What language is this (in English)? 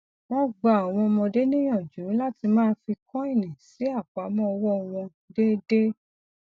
Yoruba